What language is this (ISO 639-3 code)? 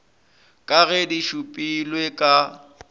nso